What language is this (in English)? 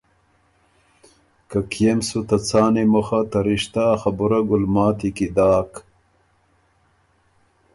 Ormuri